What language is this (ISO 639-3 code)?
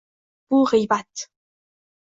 uzb